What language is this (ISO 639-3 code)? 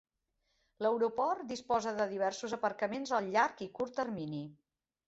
cat